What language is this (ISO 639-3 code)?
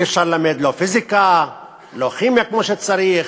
heb